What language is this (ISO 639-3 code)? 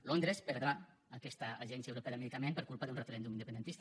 cat